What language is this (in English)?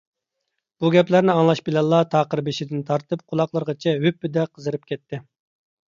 Uyghur